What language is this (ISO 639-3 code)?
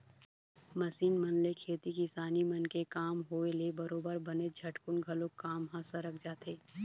hne